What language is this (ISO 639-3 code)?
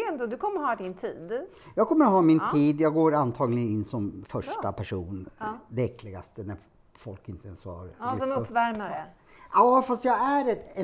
swe